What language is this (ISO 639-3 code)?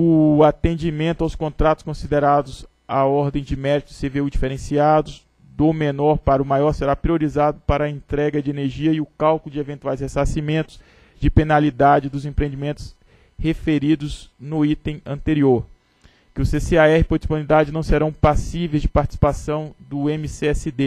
por